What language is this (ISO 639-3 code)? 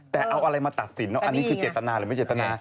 tha